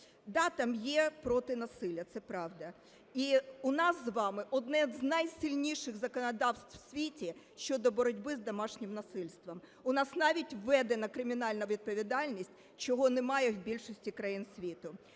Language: Ukrainian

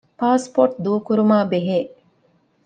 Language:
Divehi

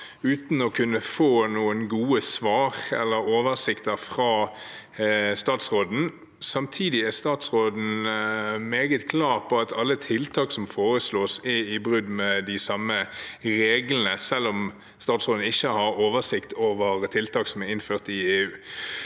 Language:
Norwegian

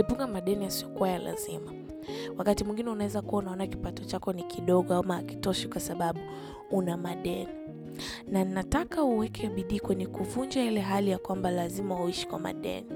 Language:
Swahili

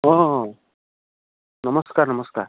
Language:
Assamese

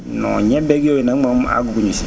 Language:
Wolof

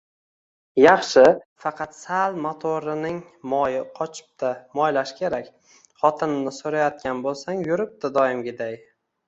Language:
Uzbek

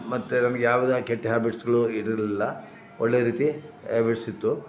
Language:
Kannada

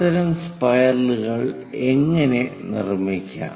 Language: Malayalam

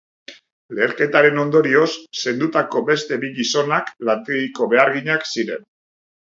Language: Basque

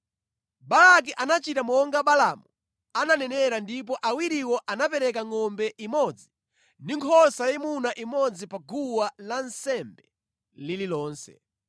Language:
Nyanja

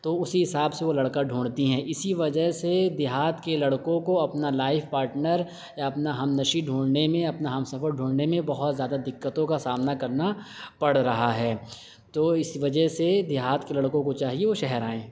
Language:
Urdu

